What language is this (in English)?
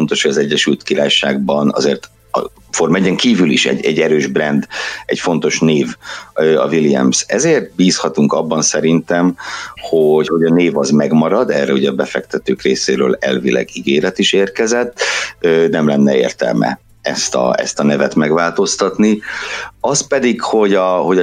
Hungarian